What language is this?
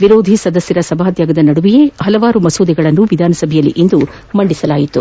Kannada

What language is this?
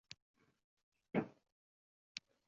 Uzbek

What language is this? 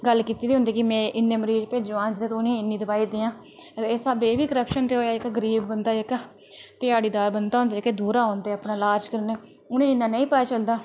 Dogri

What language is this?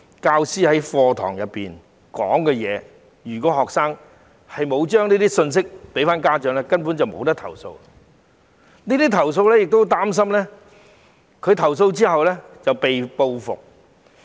Cantonese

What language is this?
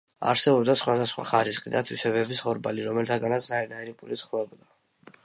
Georgian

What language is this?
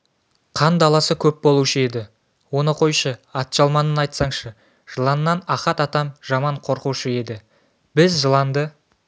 Kazakh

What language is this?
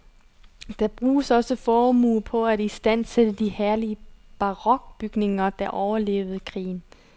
Danish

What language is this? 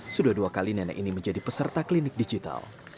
Indonesian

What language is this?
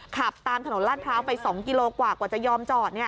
Thai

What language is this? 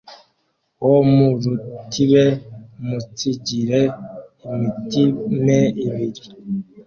Kinyarwanda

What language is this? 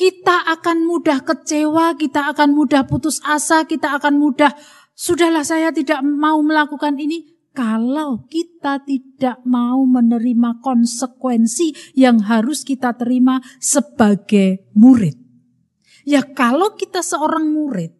Indonesian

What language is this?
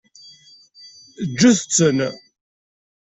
Kabyle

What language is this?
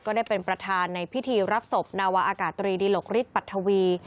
Thai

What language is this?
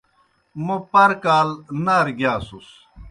Kohistani Shina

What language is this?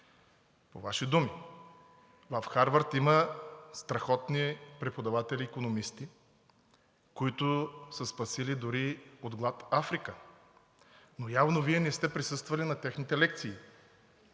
Bulgarian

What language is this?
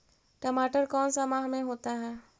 Magahi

